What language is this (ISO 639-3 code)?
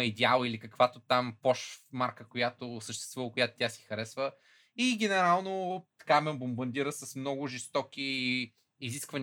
bul